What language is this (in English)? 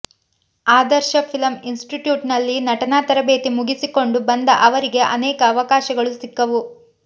Kannada